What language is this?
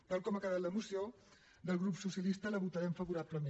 Catalan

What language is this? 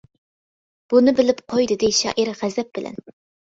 Uyghur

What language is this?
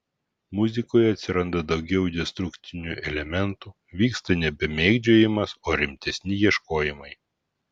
Lithuanian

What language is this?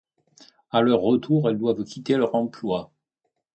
French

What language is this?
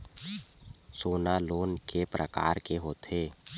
Chhattisgarhi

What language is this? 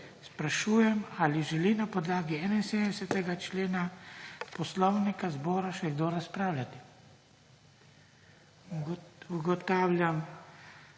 Slovenian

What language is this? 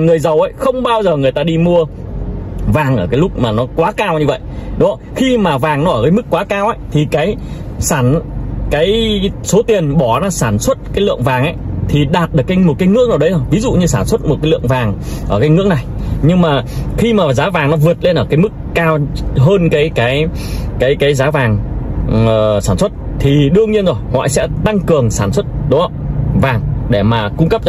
Vietnamese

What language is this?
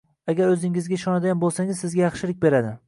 Uzbek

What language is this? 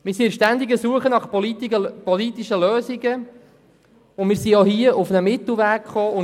Swiss German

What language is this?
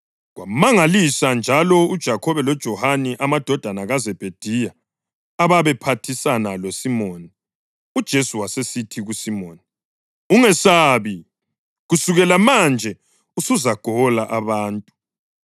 North Ndebele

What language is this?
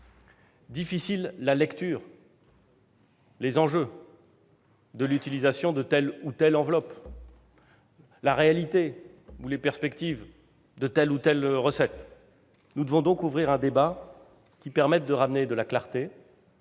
French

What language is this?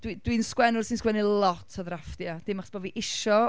Welsh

